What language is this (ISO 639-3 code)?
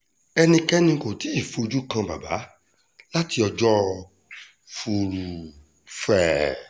yor